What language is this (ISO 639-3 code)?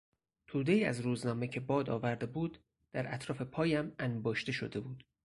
fas